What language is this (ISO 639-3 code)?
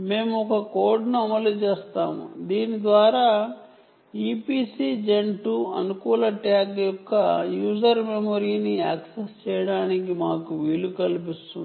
tel